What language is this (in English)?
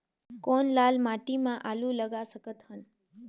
Chhattisgarhi